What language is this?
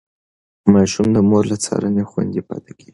Pashto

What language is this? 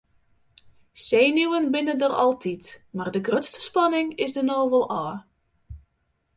Western Frisian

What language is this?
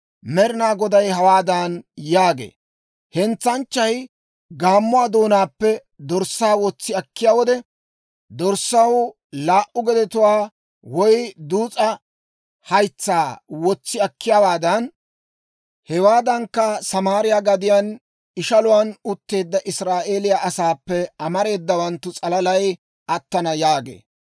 Dawro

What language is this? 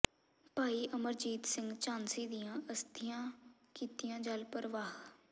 Punjabi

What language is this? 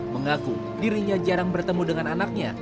Indonesian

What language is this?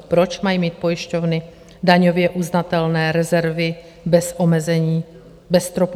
Czech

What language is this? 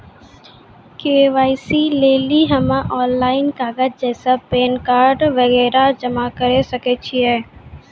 Maithili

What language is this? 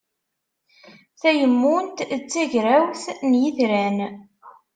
Kabyle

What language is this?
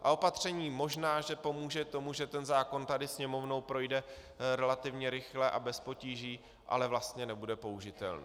Czech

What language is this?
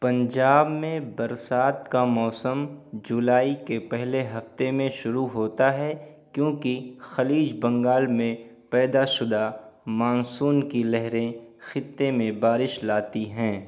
Urdu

